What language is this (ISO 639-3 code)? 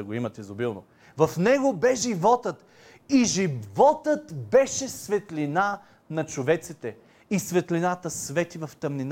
bul